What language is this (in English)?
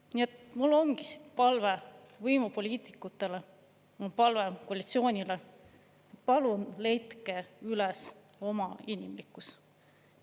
Estonian